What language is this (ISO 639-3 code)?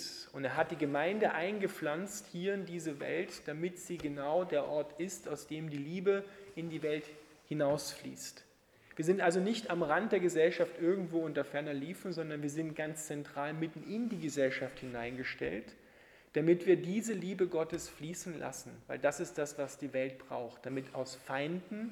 deu